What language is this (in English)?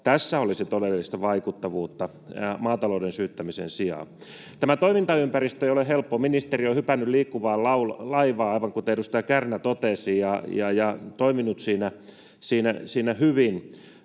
Finnish